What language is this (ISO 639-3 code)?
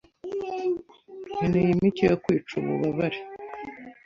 kin